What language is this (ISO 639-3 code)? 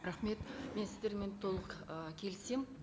kaz